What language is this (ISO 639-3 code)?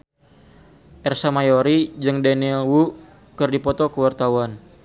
sun